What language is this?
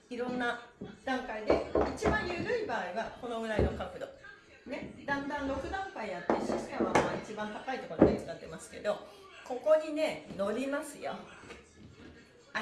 Japanese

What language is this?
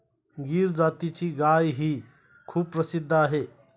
Marathi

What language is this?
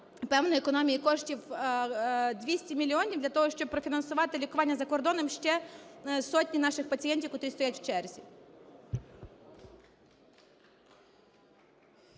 Ukrainian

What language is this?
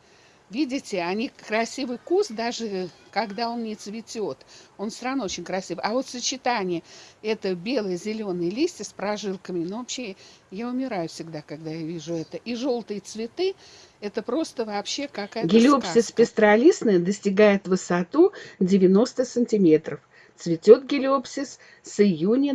Russian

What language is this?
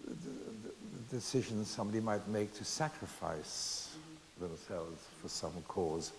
English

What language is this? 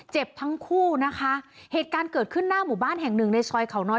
Thai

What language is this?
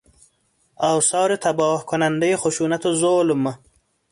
Persian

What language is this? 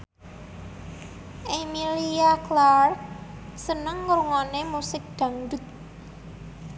Javanese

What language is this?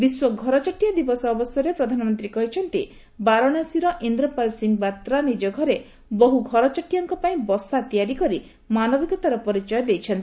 Odia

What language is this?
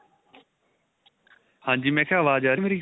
Punjabi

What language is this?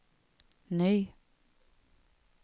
Swedish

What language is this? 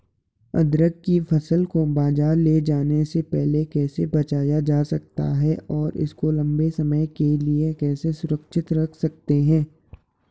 Hindi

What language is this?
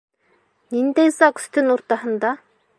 Bashkir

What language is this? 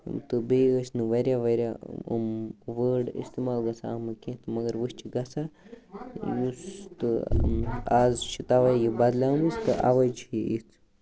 Kashmiri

